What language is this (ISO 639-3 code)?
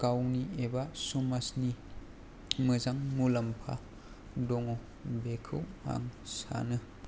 brx